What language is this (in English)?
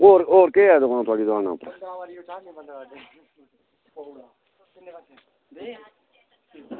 Dogri